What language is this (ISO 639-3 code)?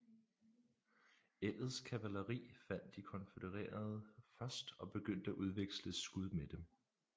dan